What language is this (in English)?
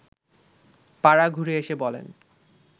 Bangla